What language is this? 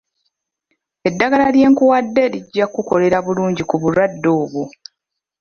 Ganda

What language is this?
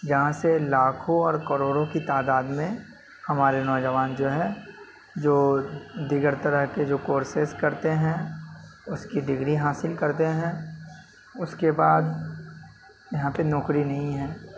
Urdu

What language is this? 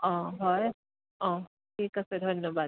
Assamese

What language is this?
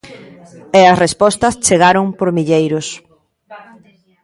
Galician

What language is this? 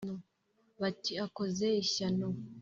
Kinyarwanda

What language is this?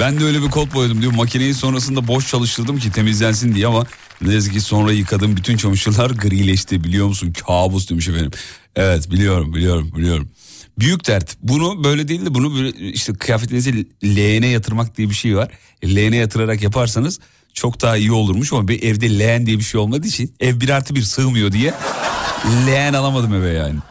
Turkish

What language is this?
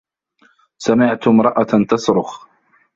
Arabic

